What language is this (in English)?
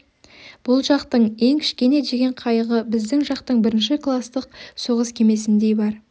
Kazakh